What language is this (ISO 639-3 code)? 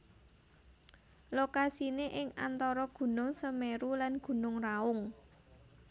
jav